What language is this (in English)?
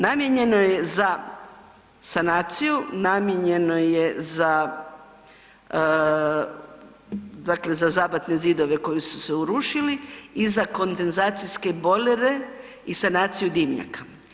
Croatian